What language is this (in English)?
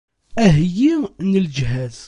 Kabyle